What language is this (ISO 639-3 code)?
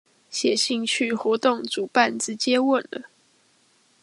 zho